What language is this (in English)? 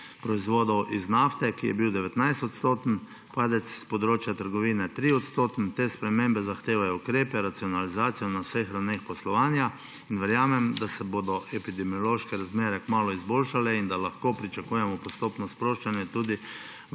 Slovenian